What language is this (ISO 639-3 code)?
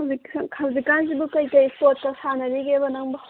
mni